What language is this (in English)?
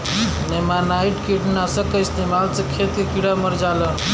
Bhojpuri